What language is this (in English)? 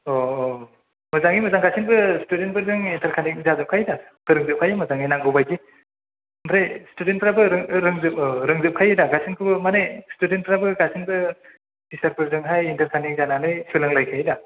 Bodo